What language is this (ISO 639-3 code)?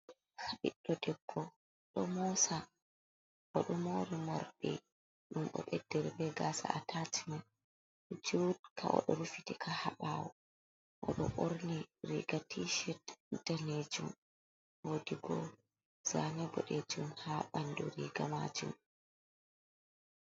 ful